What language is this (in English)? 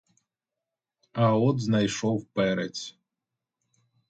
Ukrainian